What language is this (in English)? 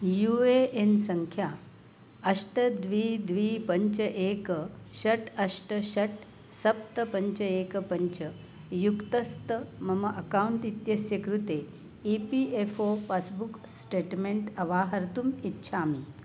Sanskrit